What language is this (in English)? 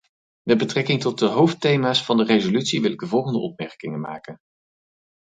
Dutch